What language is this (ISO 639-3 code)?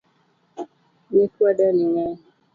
luo